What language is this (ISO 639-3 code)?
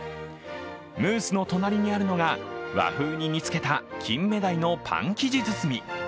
jpn